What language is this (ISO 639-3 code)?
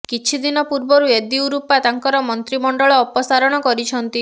ori